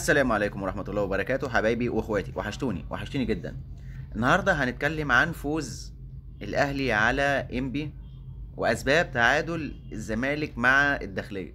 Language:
Arabic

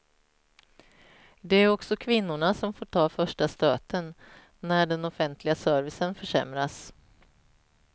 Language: Swedish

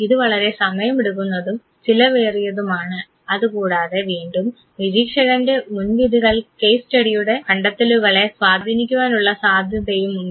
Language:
Malayalam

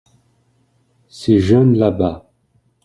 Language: French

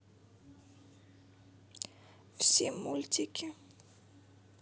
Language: Russian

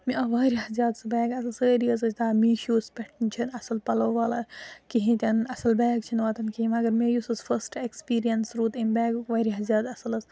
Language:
Kashmiri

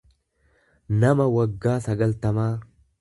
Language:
Oromo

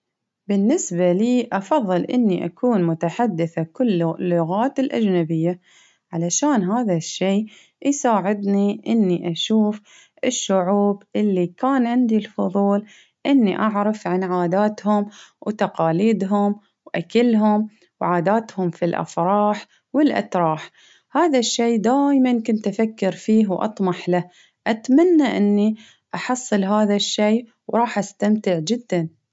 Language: Baharna Arabic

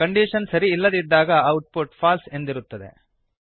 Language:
Kannada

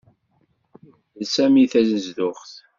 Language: Kabyle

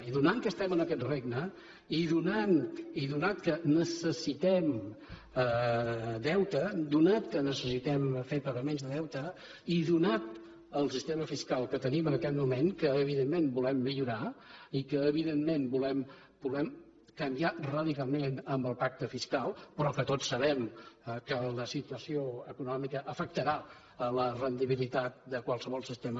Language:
Catalan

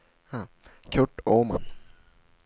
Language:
Swedish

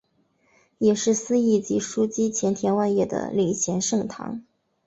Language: Chinese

